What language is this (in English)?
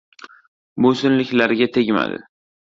Uzbek